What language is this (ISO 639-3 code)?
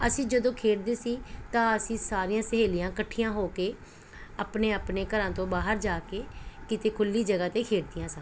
pan